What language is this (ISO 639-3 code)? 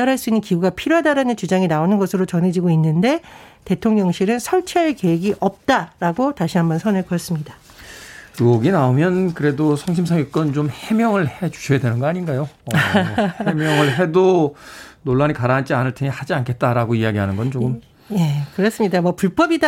kor